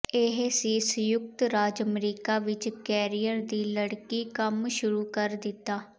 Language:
Punjabi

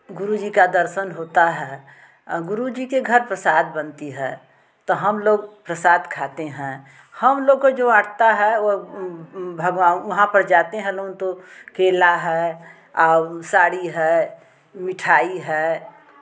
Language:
Hindi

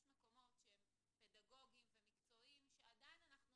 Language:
Hebrew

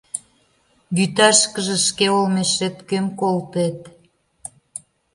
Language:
Mari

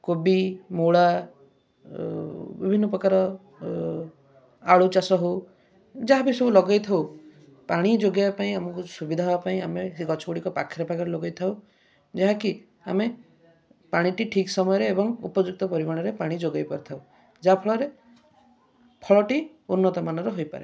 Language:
Odia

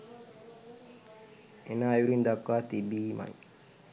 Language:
Sinhala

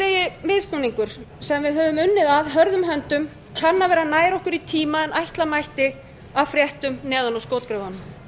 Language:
Icelandic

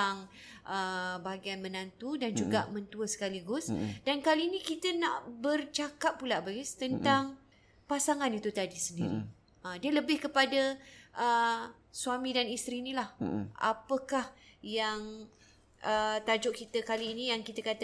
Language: Malay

